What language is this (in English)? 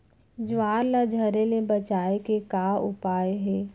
Chhattisgarhi